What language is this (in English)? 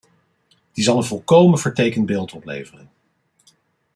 Dutch